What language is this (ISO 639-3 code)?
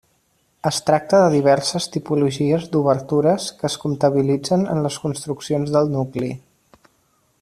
cat